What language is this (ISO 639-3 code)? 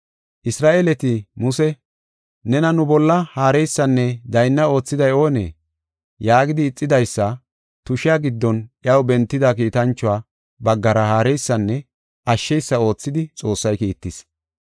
gof